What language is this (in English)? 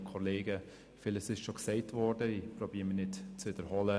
Swiss German